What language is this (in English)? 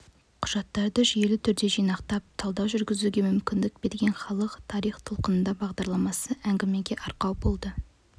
Kazakh